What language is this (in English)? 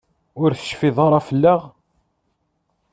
Kabyle